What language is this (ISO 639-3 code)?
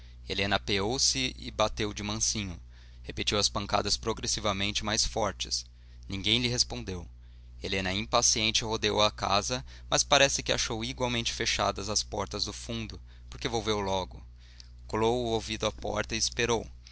por